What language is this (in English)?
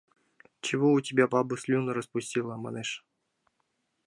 Mari